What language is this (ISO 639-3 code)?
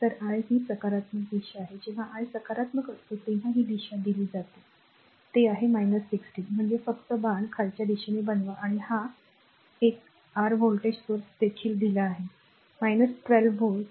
mar